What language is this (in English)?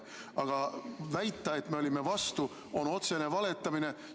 Estonian